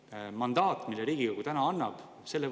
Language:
Estonian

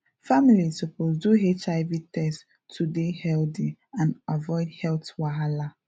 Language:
Nigerian Pidgin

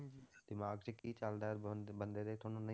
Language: Punjabi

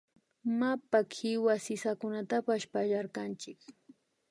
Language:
Imbabura Highland Quichua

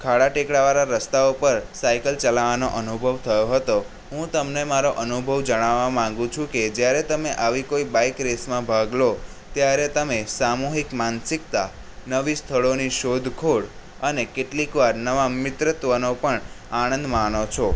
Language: Gujarati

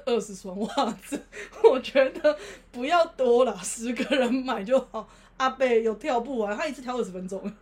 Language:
Chinese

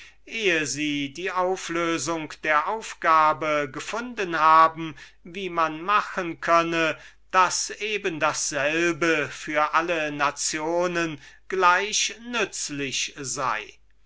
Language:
German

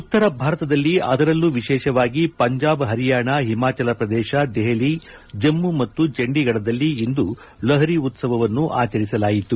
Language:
Kannada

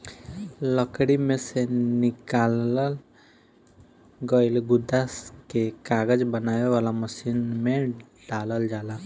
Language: Bhojpuri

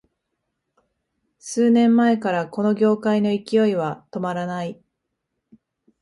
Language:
Japanese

